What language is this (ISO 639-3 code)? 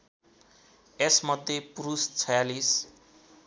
nep